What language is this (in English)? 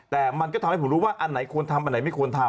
Thai